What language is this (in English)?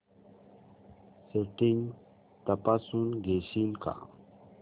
Marathi